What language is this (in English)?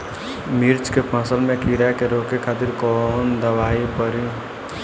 Bhojpuri